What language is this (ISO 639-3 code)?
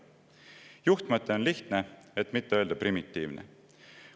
est